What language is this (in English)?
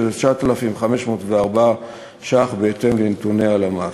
Hebrew